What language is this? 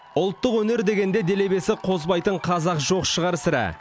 Kazakh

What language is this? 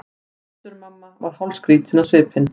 Icelandic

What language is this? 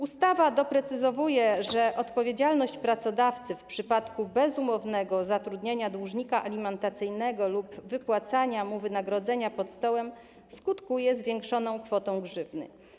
Polish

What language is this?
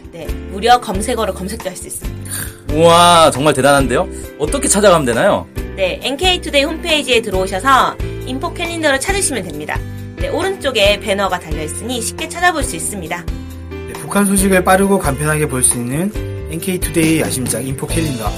Korean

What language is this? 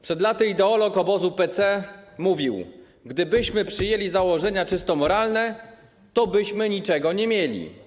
Polish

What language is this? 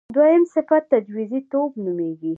Pashto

